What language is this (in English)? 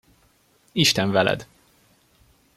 Hungarian